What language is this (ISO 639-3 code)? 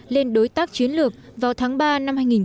vie